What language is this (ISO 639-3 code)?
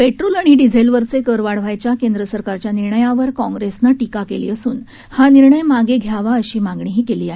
mar